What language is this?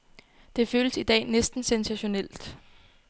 Danish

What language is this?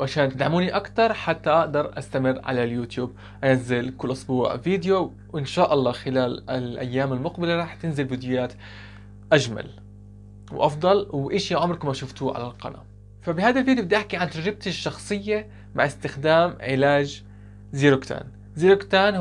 Arabic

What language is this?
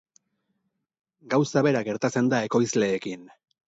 Basque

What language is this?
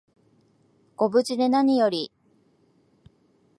Japanese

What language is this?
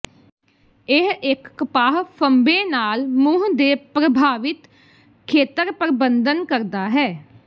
Punjabi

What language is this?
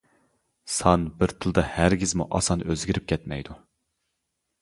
Uyghur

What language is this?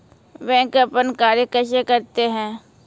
Maithili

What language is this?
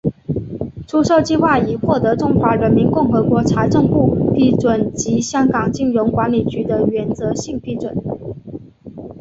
Chinese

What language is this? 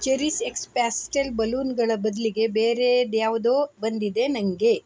Kannada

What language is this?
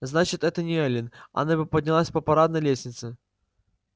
Russian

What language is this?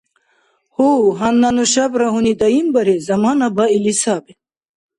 Dargwa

